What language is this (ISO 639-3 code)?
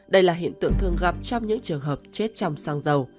vie